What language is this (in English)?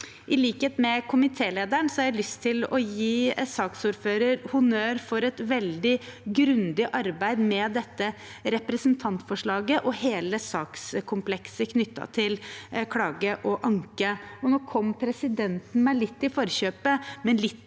Norwegian